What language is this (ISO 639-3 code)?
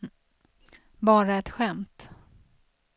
swe